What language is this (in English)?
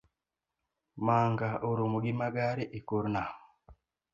Luo (Kenya and Tanzania)